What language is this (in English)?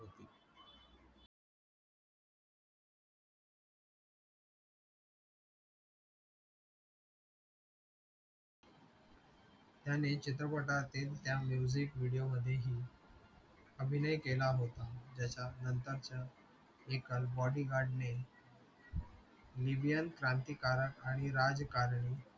Marathi